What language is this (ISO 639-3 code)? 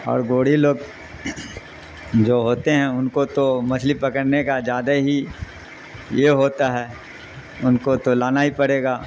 urd